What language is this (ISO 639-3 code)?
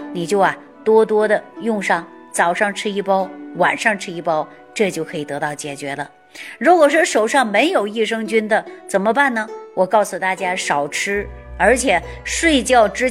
zho